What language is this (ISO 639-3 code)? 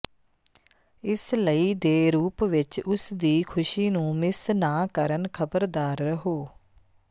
pan